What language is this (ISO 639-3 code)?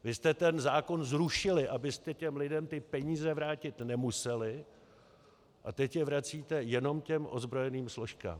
ces